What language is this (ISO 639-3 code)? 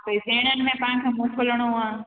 snd